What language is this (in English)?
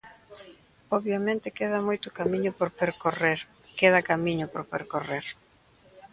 Galician